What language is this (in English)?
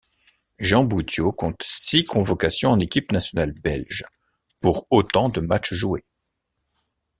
French